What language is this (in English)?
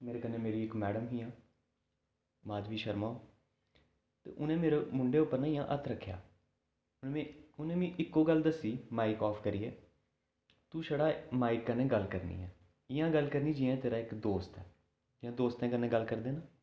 Dogri